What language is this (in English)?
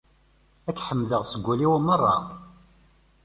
Kabyle